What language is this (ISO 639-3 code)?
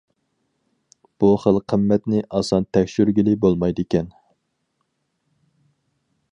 uig